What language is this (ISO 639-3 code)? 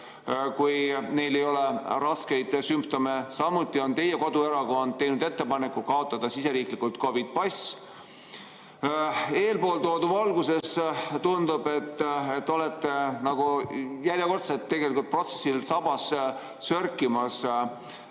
est